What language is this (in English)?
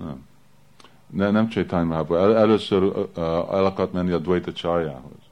Hungarian